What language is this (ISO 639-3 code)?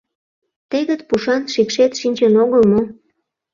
chm